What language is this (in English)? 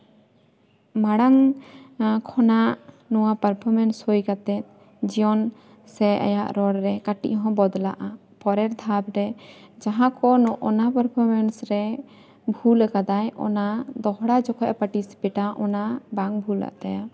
Santali